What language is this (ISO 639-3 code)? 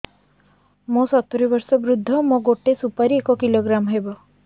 ori